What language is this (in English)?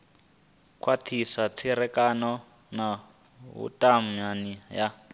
Venda